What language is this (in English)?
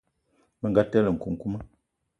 Eton (Cameroon)